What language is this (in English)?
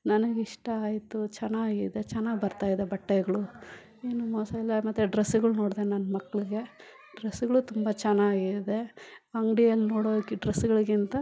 Kannada